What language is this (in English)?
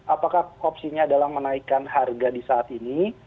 Indonesian